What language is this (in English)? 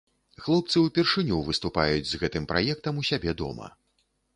Belarusian